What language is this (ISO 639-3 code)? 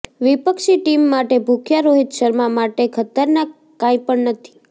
guj